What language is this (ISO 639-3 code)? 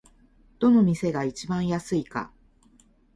jpn